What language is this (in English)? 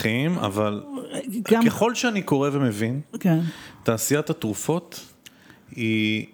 Hebrew